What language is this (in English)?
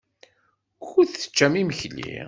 Kabyle